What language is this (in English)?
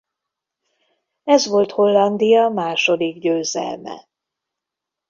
Hungarian